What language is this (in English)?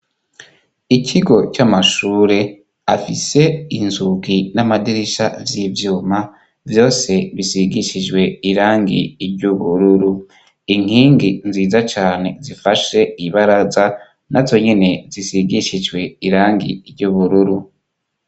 Rundi